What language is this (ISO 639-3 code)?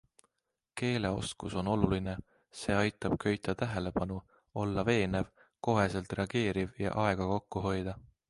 est